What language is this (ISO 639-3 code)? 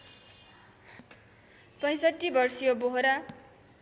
nep